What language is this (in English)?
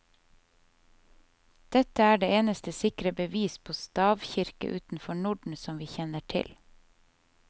Norwegian